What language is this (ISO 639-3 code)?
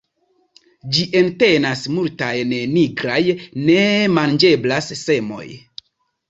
epo